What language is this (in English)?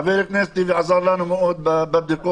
Hebrew